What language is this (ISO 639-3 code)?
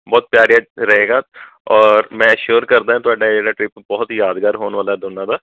pan